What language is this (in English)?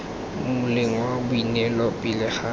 Tswana